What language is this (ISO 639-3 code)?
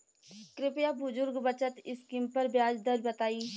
bho